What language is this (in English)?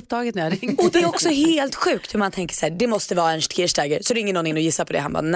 Swedish